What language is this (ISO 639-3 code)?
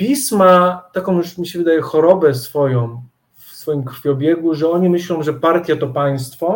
pol